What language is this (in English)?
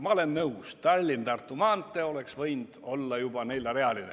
Estonian